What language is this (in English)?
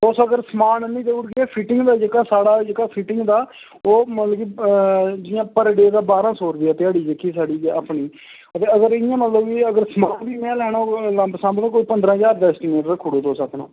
Dogri